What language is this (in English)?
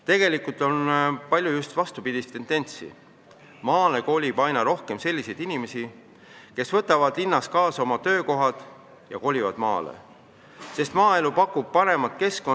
Estonian